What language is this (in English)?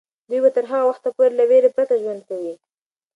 Pashto